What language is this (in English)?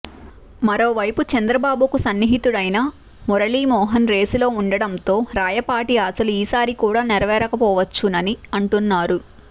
Telugu